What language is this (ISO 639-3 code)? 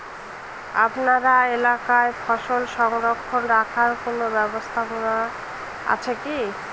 ben